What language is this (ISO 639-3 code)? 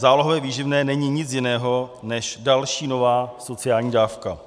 ces